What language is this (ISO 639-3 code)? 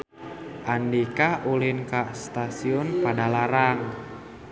sun